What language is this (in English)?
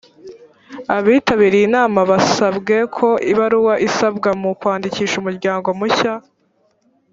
Kinyarwanda